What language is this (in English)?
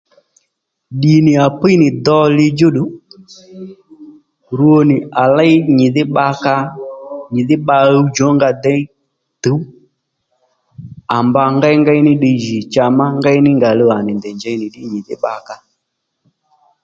Lendu